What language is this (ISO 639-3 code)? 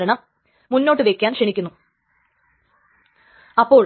mal